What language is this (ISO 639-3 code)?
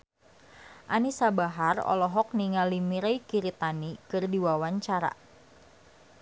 sun